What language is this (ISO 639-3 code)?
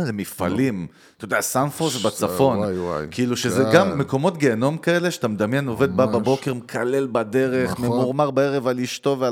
heb